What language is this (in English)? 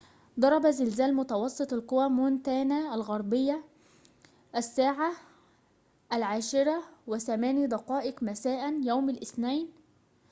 Arabic